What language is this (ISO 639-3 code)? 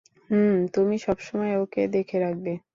ben